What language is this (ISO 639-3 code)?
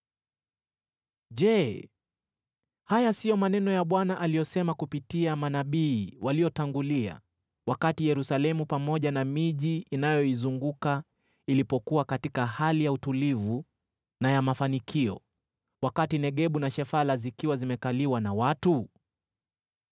swa